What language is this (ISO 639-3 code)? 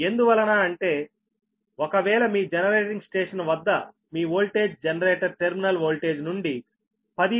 tel